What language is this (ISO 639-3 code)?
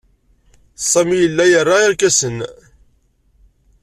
kab